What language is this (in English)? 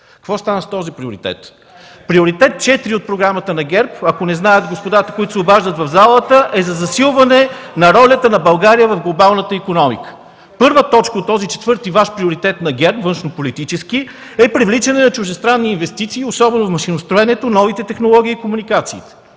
Bulgarian